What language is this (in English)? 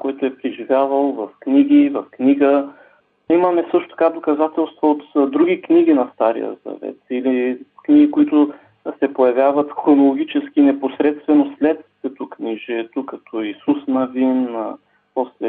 Bulgarian